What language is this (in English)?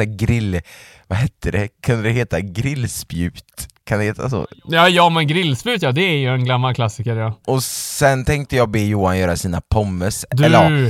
Swedish